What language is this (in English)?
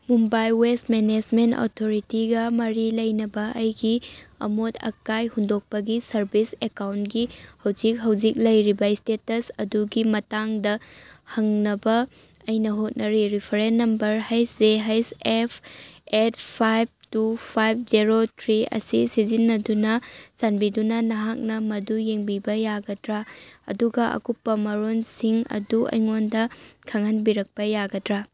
Manipuri